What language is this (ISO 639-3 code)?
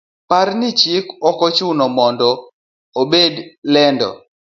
luo